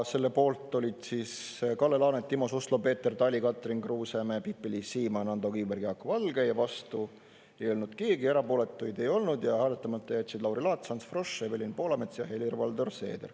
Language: Estonian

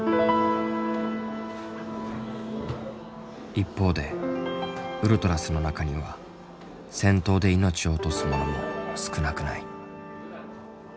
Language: Japanese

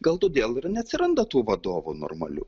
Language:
Lithuanian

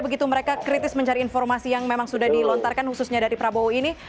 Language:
Indonesian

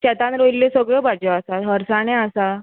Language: Konkani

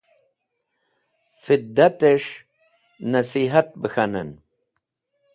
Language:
Wakhi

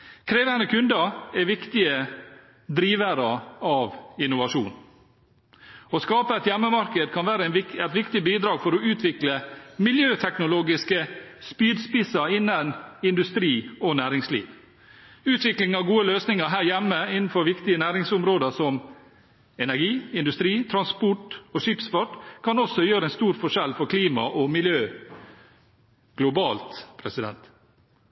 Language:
Norwegian Bokmål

